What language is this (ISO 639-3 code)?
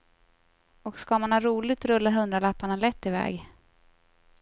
swe